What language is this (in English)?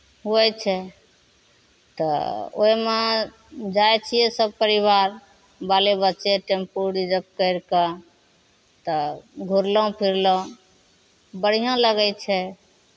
Maithili